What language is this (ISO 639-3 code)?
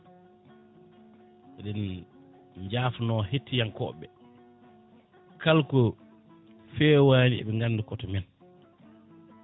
ful